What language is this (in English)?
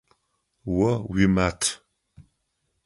Adyghe